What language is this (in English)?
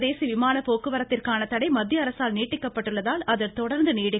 Tamil